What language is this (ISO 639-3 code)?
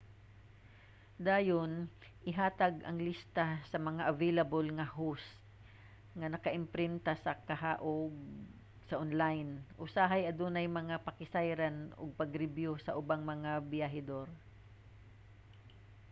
ceb